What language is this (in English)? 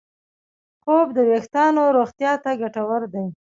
Pashto